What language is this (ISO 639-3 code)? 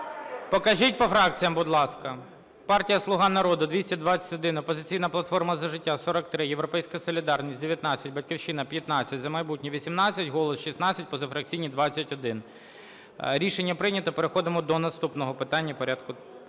ukr